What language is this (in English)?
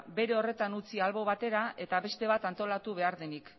Basque